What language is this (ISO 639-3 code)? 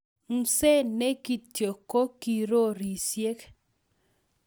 kln